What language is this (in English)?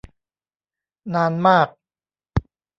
Thai